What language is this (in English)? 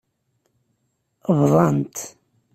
Kabyle